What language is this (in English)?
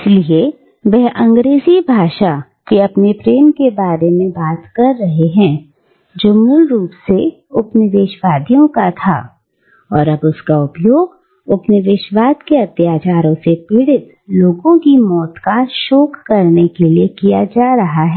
Hindi